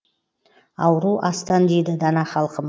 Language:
Kazakh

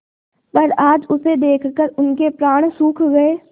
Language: Hindi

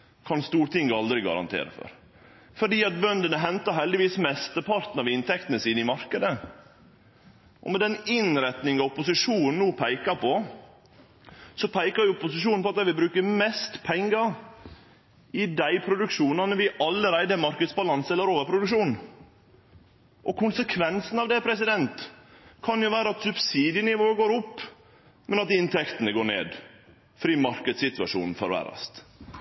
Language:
Norwegian Nynorsk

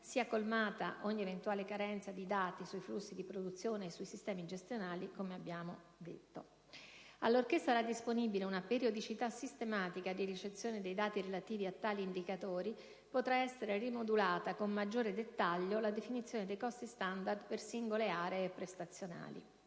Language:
Italian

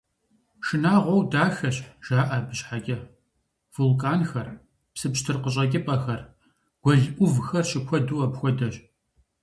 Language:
Kabardian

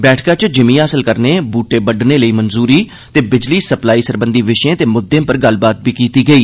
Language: Dogri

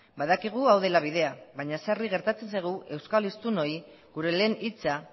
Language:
Basque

